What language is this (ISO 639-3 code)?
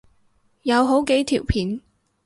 yue